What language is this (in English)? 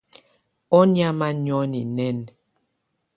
Tunen